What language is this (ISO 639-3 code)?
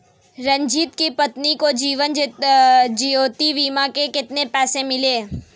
hin